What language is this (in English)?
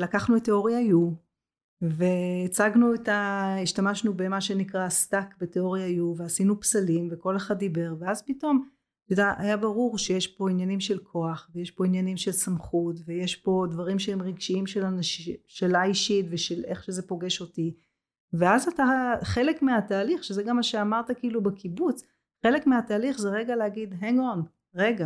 Hebrew